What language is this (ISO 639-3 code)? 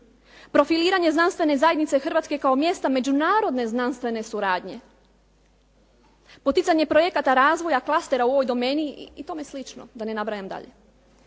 hrv